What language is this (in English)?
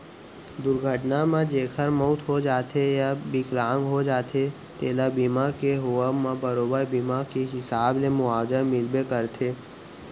Chhattisgarhi